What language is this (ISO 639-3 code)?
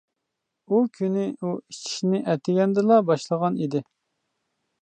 uig